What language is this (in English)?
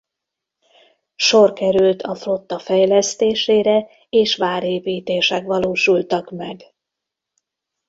Hungarian